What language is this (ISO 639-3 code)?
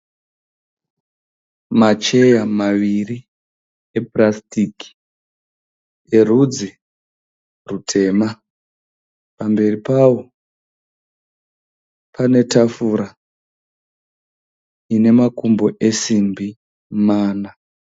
sna